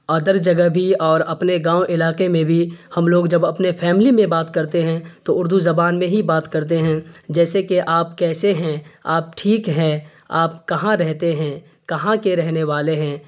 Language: Urdu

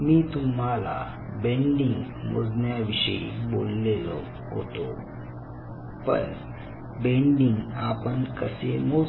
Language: Marathi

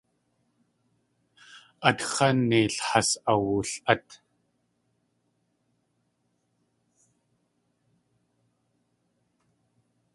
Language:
Tlingit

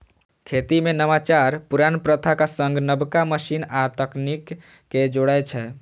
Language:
Maithili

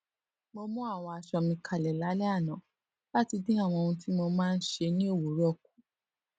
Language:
Yoruba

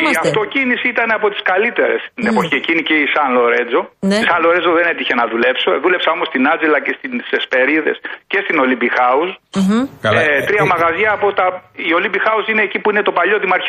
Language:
Greek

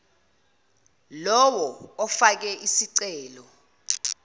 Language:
Zulu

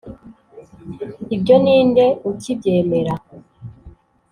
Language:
Kinyarwanda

